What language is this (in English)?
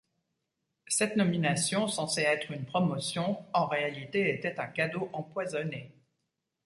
French